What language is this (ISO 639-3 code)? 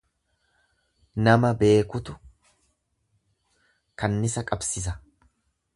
orm